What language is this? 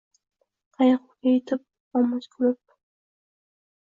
Uzbek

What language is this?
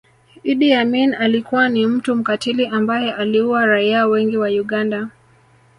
Swahili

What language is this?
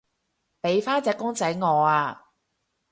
Cantonese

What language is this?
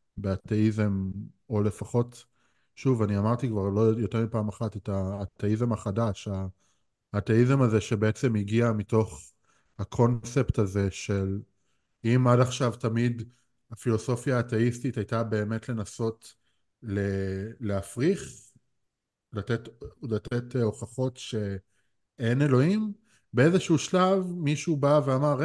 Hebrew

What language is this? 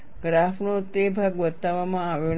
Gujarati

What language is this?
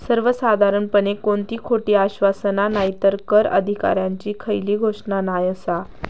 Marathi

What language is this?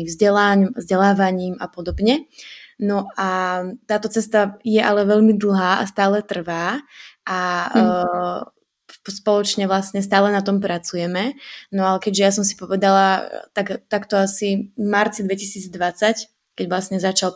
Slovak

